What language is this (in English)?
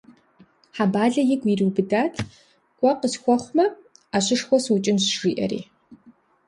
Kabardian